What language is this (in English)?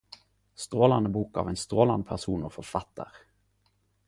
Norwegian Nynorsk